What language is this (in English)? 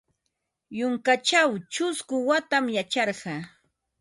Ambo-Pasco Quechua